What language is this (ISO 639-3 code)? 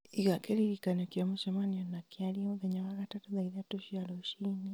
kik